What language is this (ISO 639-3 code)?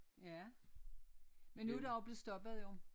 dan